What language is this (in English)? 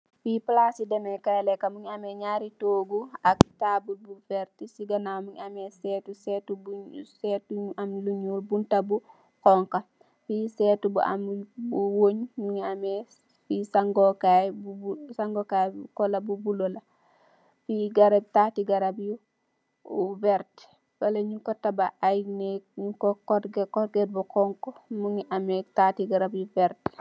Wolof